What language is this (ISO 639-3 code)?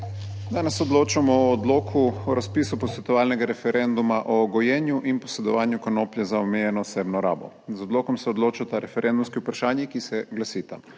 slv